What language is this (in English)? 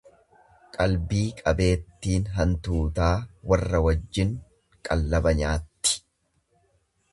Oromo